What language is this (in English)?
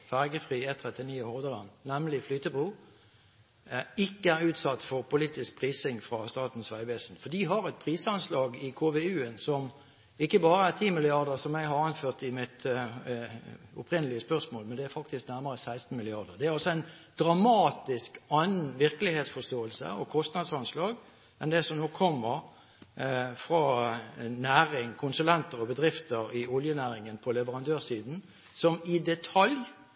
Norwegian Bokmål